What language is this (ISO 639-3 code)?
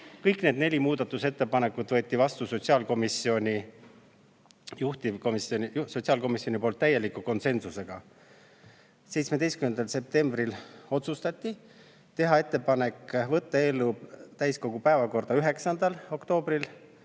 est